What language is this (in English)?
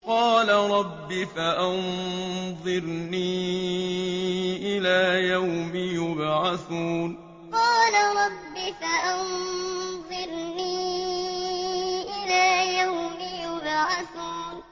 Arabic